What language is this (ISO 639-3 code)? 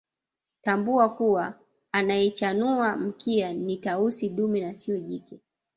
swa